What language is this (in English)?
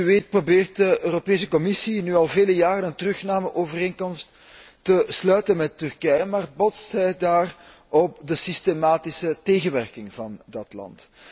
Dutch